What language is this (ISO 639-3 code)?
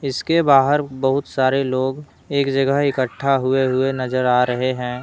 hin